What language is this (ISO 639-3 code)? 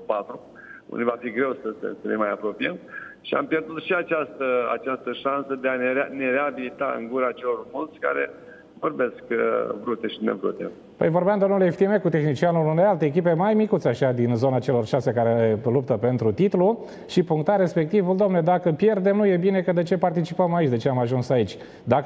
ron